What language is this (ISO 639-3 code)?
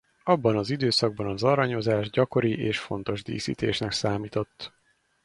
hun